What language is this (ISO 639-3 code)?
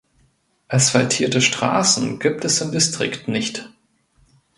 deu